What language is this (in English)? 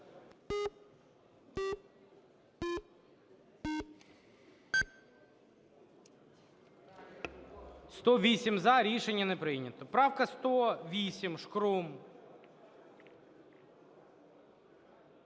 Ukrainian